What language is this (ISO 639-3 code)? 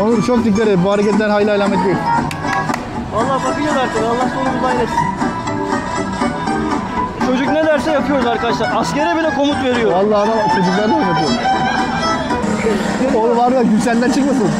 tur